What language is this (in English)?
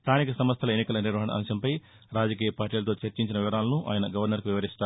Telugu